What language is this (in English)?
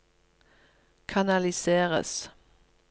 Norwegian